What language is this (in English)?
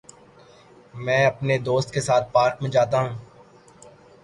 Urdu